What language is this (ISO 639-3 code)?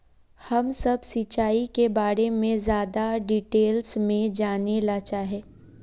mag